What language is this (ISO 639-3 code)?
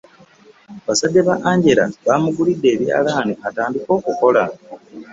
lug